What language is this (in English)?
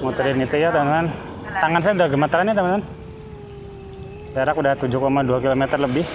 Indonesian